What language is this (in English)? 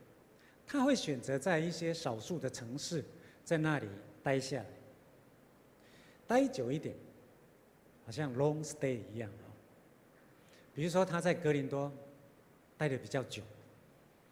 Chinese